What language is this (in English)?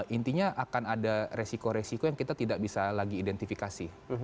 Indonesian